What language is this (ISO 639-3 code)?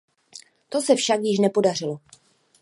ces